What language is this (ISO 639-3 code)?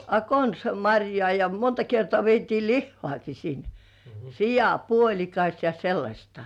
fin